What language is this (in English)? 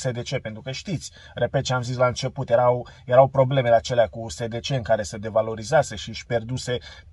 Romanian